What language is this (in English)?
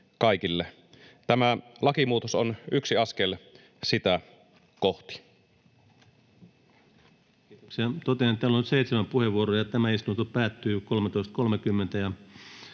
Finnish